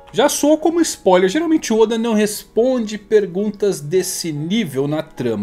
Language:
Portuguese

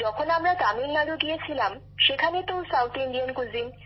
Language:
Bangla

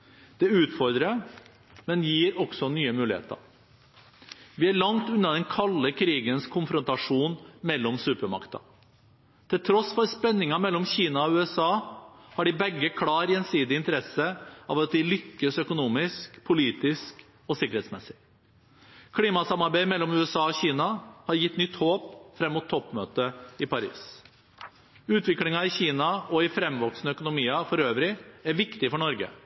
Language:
Norwegian Bokmål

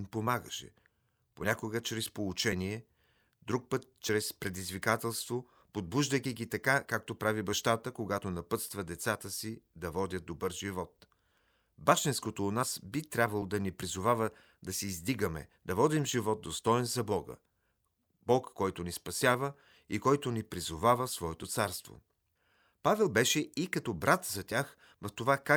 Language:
Bulgarian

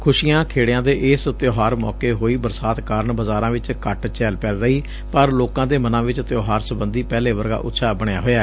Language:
Punjabi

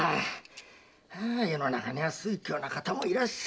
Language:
Japanese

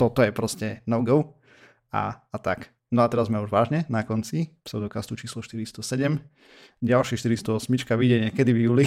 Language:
Slovak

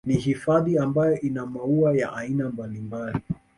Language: Swahili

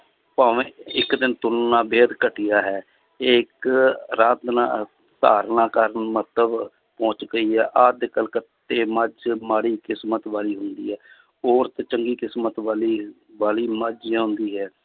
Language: Punjabi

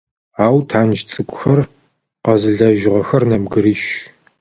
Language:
Adyghe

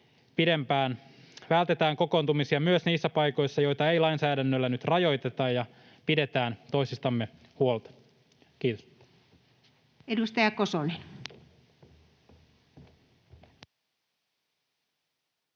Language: Finnish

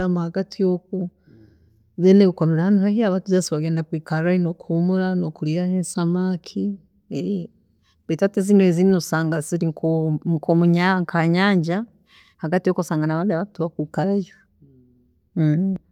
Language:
Tooro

